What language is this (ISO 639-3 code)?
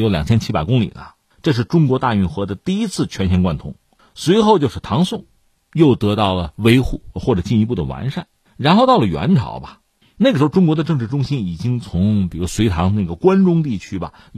zho